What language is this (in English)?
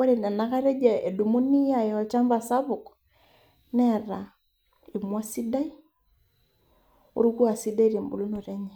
Masai